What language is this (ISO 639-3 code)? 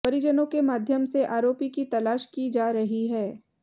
hin